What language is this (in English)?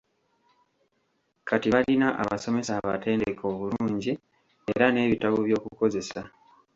Ganda